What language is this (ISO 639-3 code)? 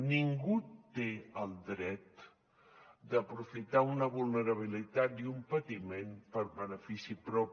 cat